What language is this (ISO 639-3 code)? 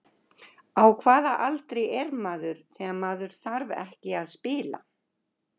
isl